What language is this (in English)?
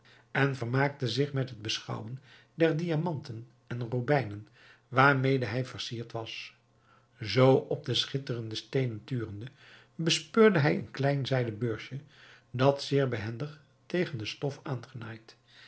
Dutch